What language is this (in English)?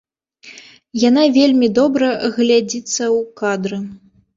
Belarusian